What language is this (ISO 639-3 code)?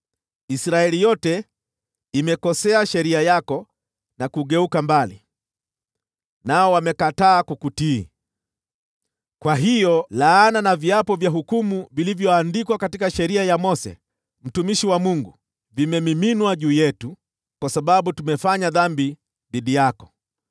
swa